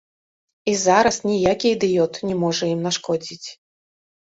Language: Belarusian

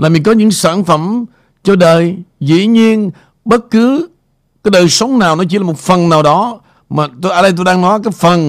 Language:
Vietnamese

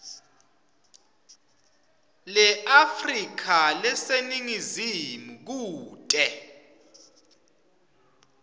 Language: Swati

